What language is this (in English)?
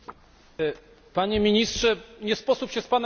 Polish